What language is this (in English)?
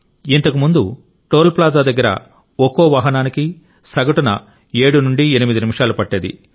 Telugu